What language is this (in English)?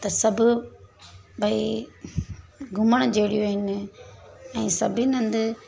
Sindhi